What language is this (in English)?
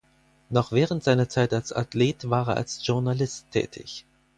German